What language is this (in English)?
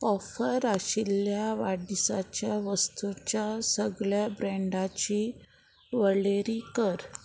Konkani